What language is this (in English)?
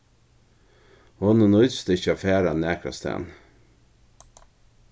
Faroese